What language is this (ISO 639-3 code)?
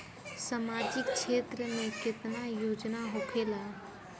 bho